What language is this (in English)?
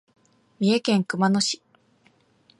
Japanese